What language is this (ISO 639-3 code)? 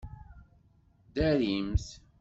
kab